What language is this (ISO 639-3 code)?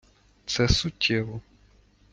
ukr